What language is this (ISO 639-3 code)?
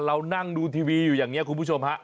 tha